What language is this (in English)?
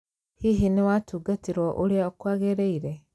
Kikuyu